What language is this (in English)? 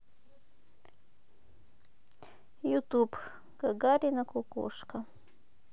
Russian